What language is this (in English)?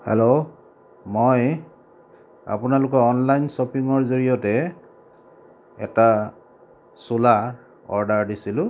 Assamese